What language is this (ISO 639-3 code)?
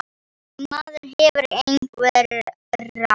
isl